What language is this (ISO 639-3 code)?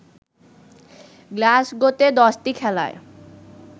ben